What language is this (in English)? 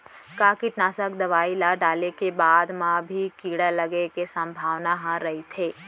Chhattisgarhi